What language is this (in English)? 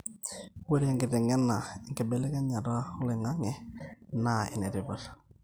Masai